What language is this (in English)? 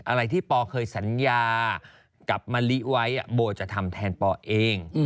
Thai